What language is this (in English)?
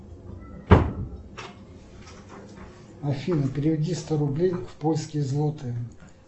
Russian